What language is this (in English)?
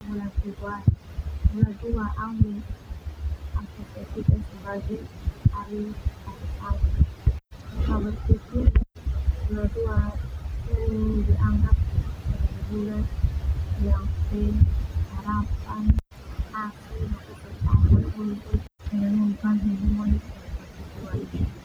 Termanu